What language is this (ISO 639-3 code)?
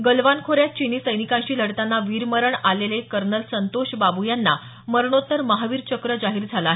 mar